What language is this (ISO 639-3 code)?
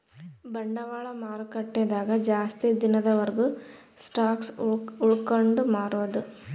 kan